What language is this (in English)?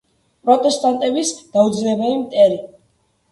Georgian